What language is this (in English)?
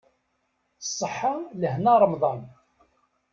Kabyle